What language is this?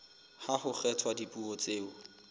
Southern Sotho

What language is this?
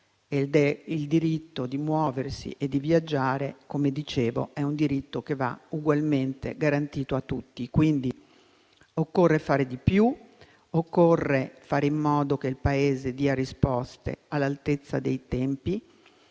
Italian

